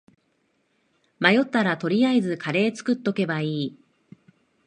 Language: Japanese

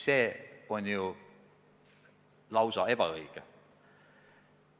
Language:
Estonian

